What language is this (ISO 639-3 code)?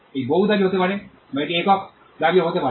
ben